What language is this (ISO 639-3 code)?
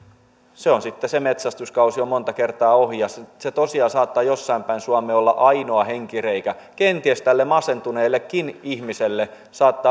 fin